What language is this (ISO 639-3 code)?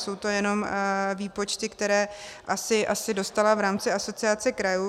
ces